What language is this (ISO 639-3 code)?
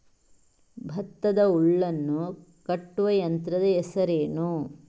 kan